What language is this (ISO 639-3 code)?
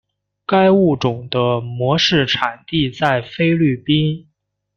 zho